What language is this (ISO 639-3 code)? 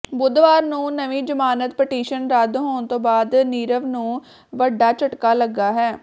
pan